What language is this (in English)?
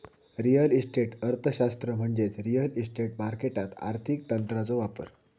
Marathi